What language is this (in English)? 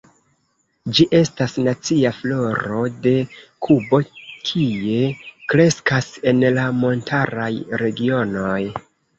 Esperanto